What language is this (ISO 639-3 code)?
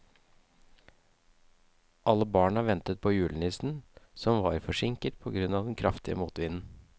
nor